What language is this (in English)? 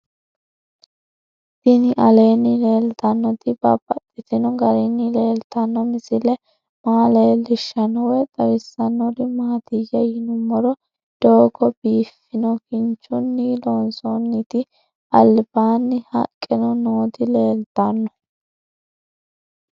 Sidamo